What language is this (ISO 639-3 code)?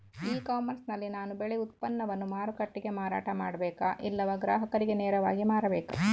kan